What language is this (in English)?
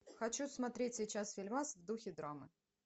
Russian